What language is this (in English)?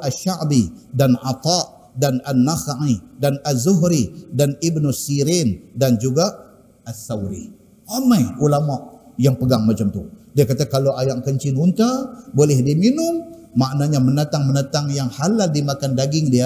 Malay